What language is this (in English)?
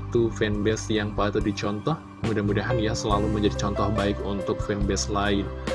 Indonesian